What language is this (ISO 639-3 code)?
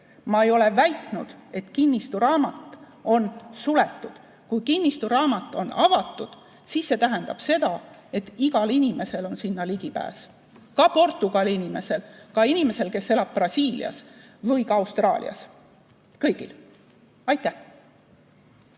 est